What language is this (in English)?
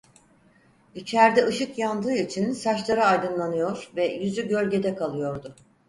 Turkish